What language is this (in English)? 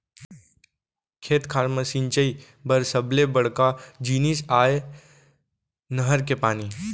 Chhattisgarhi